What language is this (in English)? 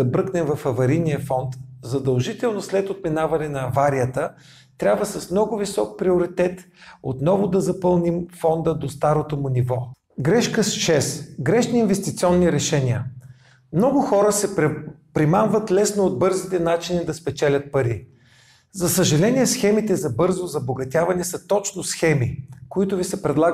Bulgarian